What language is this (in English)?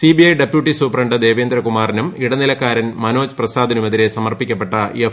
Malayalam